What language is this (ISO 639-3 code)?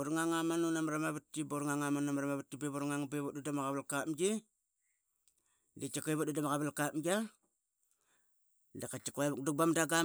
byx